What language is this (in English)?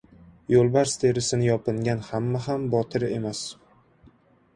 Uzbek